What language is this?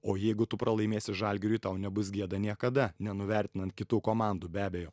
Lithuanian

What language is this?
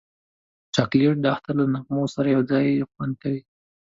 Pashto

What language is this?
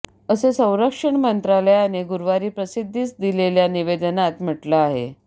Marathi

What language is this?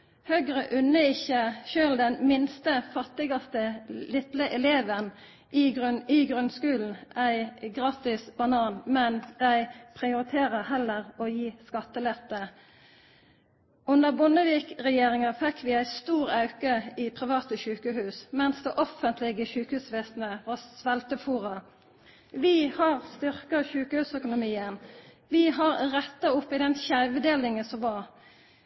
Norwegian Nynorsk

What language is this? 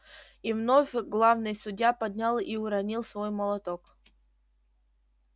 Russian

